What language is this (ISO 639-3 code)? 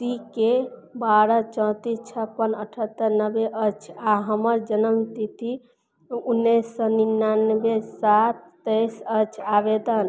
mai